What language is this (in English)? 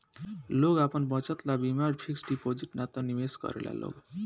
Bhojpuri